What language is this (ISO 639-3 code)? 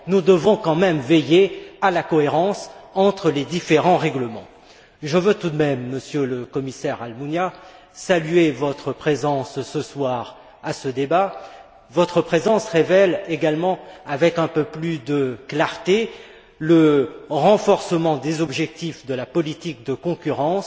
fra